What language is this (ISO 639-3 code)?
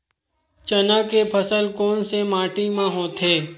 hne